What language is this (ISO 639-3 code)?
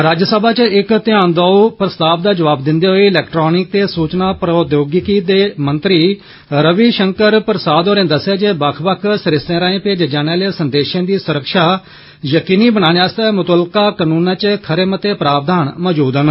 doi